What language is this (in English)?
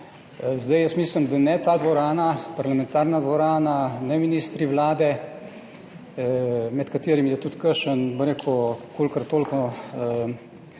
Slovenian